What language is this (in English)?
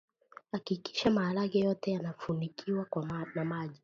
Swahili